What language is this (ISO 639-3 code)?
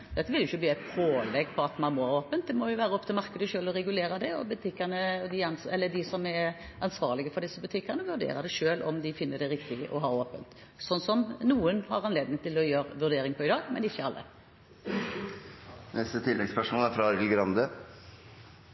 nor